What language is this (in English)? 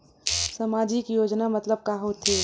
Chhattisgarhi